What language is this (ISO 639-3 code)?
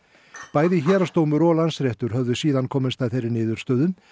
isl